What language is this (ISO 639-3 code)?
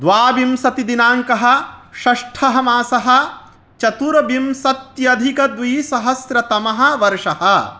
san